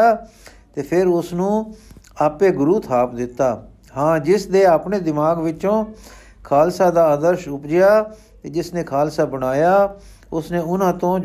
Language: Punjabi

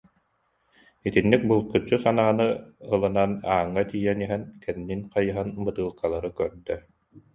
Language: Yakut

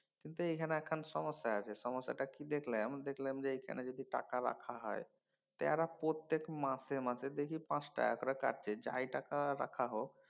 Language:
Bangla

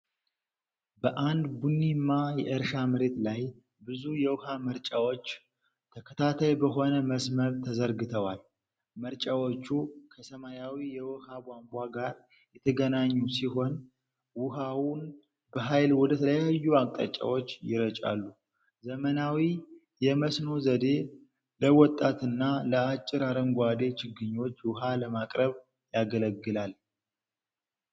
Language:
Amharic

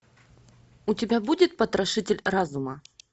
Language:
Russian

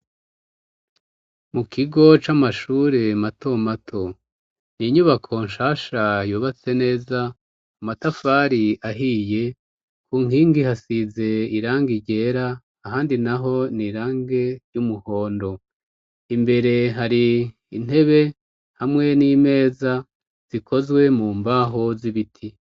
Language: Rundi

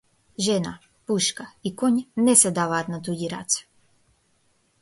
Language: Macedonian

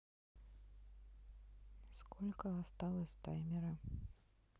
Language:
Russian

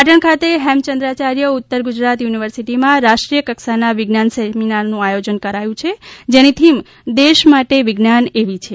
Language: Gujarati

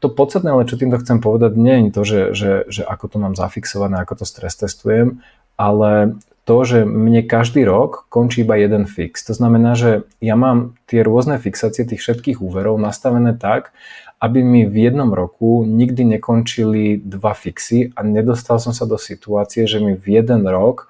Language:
Slovak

